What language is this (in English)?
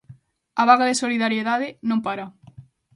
Galician